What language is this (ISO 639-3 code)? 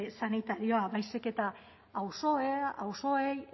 eus